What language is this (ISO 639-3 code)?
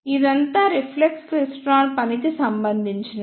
tel